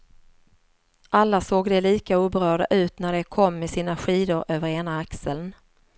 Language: Swedish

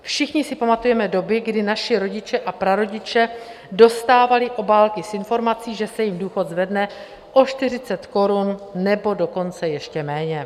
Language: Czech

